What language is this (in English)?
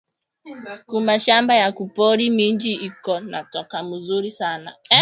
Swahili